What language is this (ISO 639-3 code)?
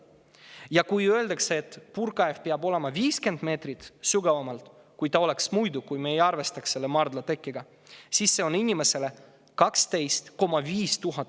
est